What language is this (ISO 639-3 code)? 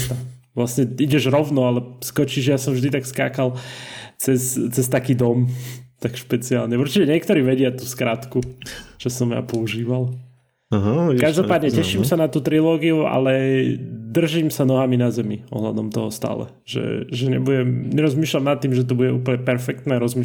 slk